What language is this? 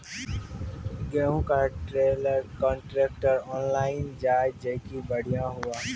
Maithili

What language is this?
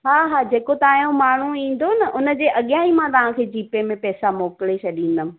Sindhi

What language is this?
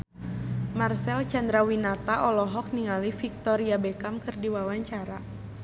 Sundanese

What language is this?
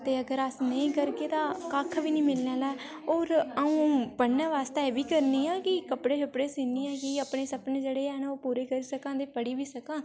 Dogri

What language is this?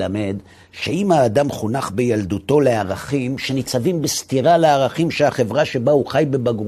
Hebrew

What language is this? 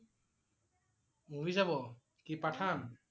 Assamese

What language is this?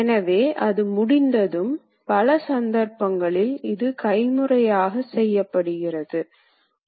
Tamil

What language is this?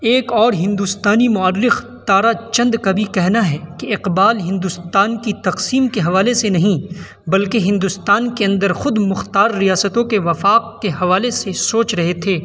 Urdu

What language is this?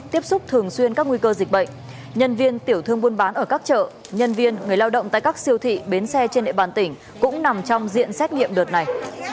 Vietnamese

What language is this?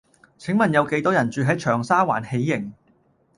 Cantonese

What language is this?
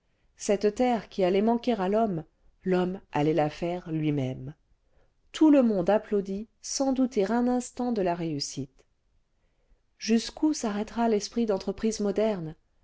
French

